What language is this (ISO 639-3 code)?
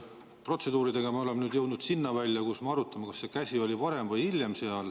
est